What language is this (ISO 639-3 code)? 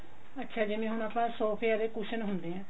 pan